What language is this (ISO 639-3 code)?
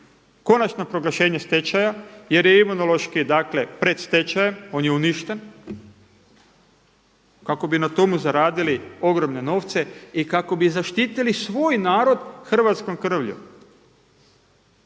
hrv